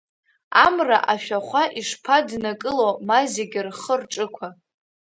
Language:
Abkhazian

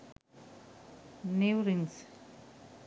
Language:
Sinhala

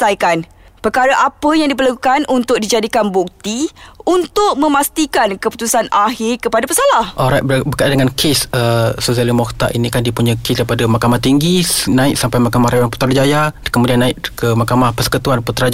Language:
Malay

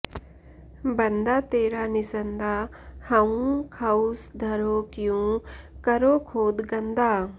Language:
Sanskrit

